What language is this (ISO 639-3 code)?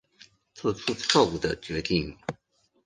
zho